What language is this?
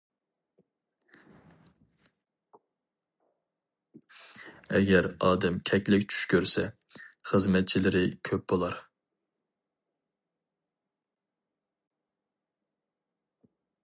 Uyghur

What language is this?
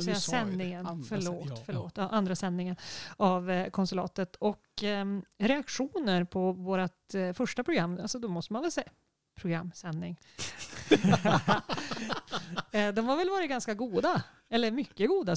Swedish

